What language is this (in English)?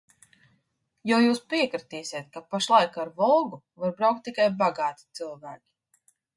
Latvian